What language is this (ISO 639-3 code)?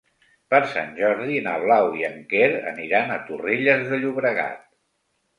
cat